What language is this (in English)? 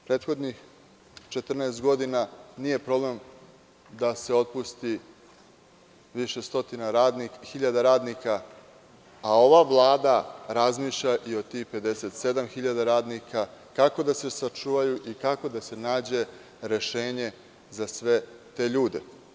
Serbian